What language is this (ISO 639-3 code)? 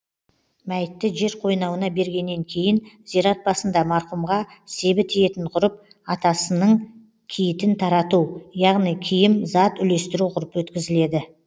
kaz